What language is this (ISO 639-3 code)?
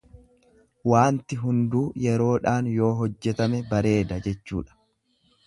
orm